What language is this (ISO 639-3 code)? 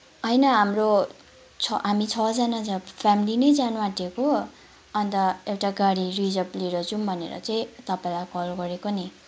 nep